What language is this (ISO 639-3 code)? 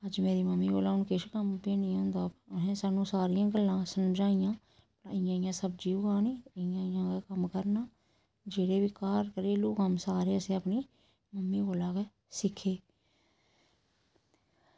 doi